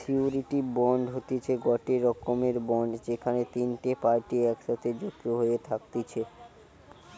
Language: Bangla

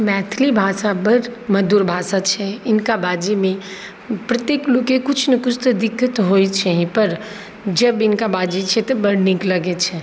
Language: Maithili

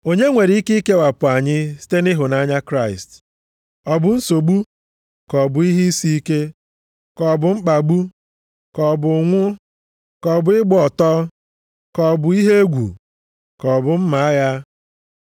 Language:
Igbo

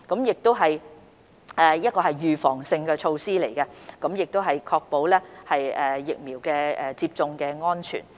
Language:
Cantonese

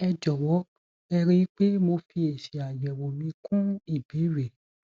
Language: Yoruba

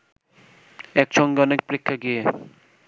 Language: Bangla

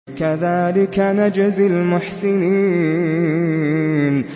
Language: Arabic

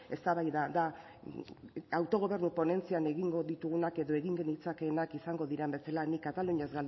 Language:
Basque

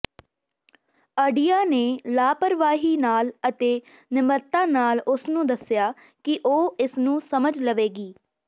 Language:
Punjabi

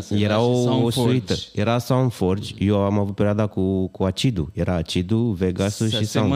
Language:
Romanian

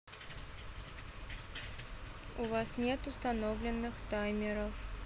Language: Russian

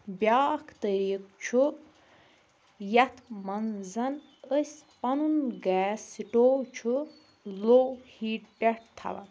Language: Kashmiri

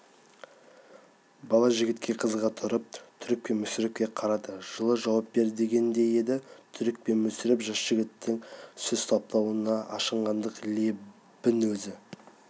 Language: Kazakh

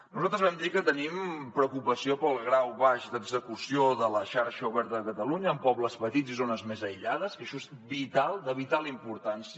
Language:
Catalan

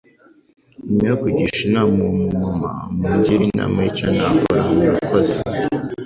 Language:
Kinyarwanda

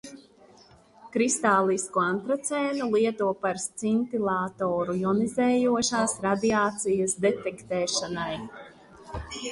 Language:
Latvian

